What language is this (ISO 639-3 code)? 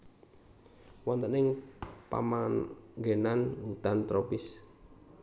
jav